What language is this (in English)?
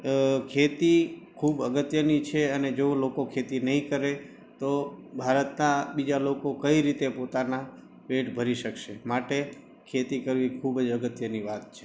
Gujarati